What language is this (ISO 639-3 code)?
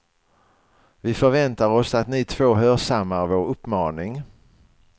swe